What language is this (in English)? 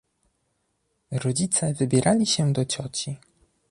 Polish